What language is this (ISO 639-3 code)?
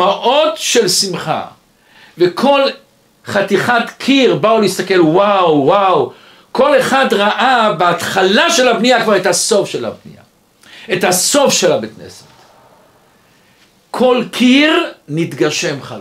heb